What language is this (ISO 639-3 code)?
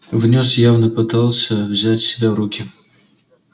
rus